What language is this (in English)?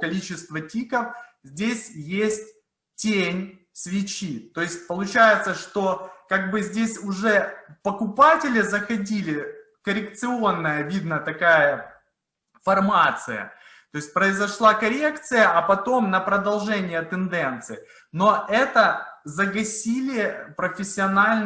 Russian